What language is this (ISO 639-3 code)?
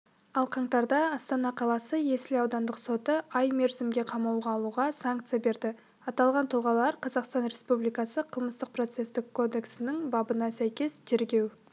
kaz